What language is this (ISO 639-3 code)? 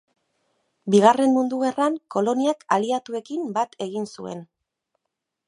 eus